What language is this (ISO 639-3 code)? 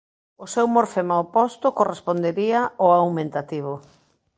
glg